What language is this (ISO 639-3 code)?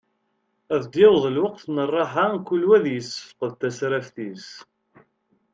kab